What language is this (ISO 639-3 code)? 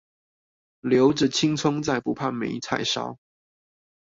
zho